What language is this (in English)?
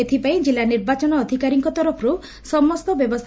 Odia